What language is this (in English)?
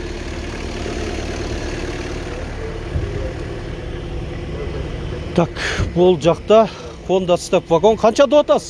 Turkish